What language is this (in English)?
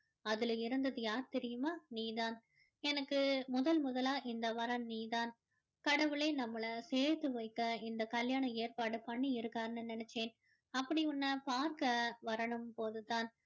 Tamil